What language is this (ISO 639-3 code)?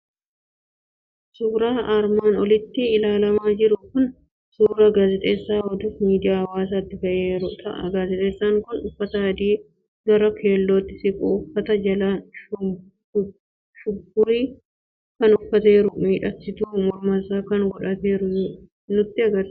orm